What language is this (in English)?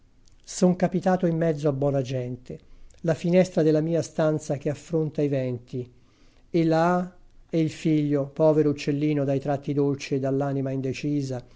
Italian